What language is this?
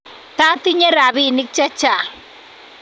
Kalenjin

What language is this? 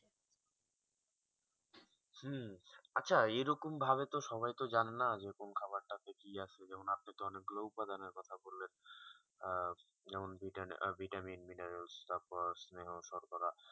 Bangla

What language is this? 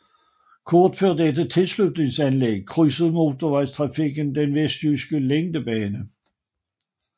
Danish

